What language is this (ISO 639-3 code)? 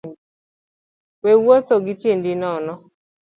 luo